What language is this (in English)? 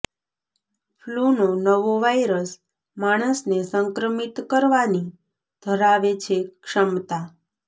Gujarati